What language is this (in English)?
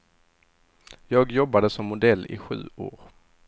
Swedish